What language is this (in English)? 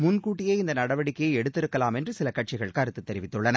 Tamil